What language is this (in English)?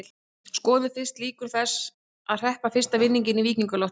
Icelandic